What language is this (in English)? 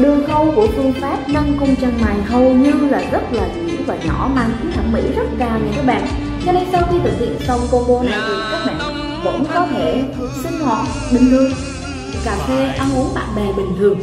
Vietnamese